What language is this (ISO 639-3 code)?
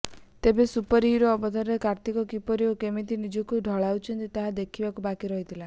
ori